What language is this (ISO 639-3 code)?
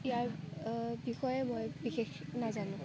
asm